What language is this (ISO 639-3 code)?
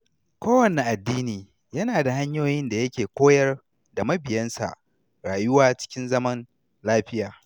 hau